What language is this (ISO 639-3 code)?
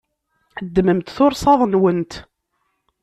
kab